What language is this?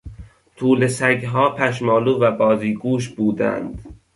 Persian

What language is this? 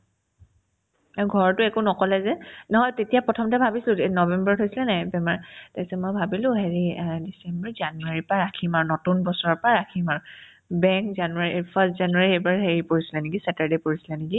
Assamese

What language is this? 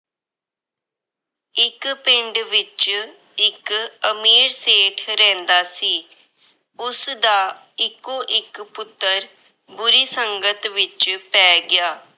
Punjabi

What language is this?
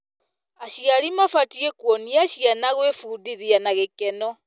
Kikuyu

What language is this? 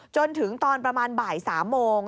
Thai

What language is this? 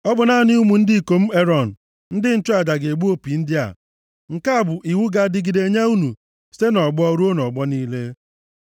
Igbo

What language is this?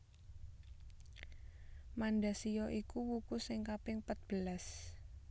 Javanese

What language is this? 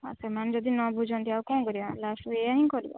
Odia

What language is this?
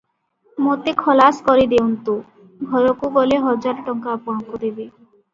Odia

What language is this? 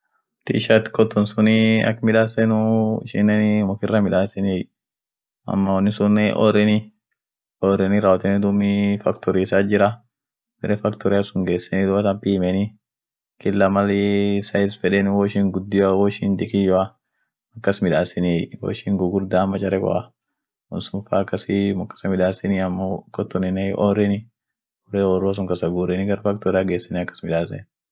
Orma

